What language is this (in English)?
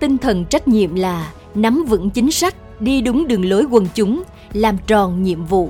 Vietnamese